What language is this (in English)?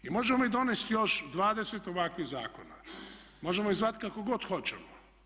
Croatian